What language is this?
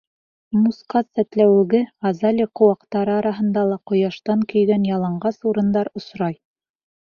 Bashkir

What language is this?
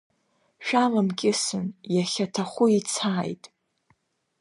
Abkhazian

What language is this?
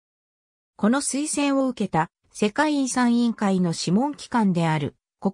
Japanese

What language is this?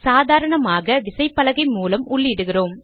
Tamil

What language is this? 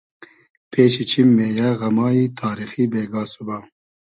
Hazaragi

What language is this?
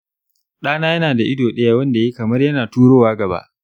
Hausa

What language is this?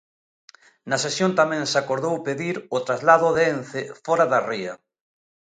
Galician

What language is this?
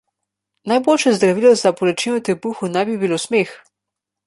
Slovenian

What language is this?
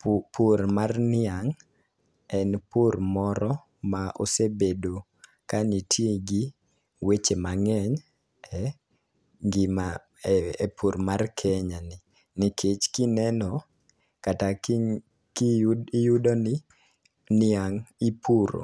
Luo (Kenya and Tanzania)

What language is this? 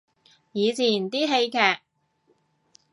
Cantonese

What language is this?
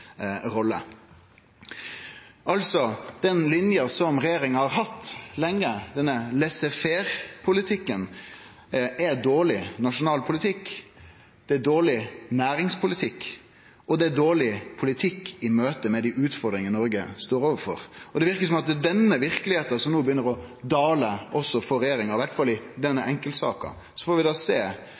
Norwegian Nynorsk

